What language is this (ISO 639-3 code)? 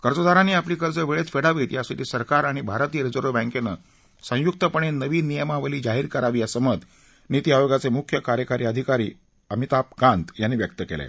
mar